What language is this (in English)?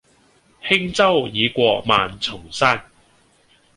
Cantonese